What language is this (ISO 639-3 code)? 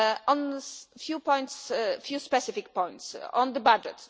eng